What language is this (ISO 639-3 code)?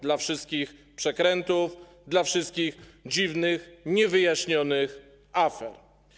pol